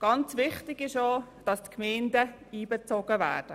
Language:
Swiss German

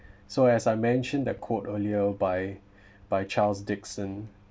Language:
English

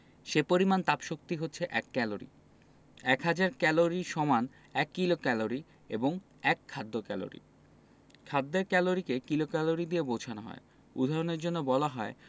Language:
Bangla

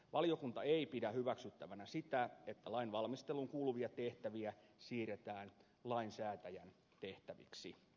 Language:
Finnish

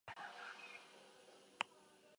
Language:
Basque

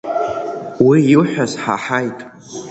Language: Abkhazian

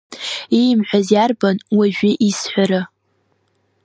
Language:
Abkhazian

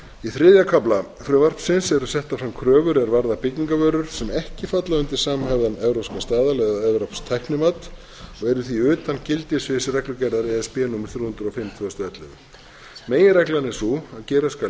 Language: Icelandic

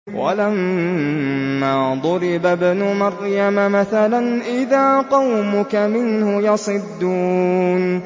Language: Arabic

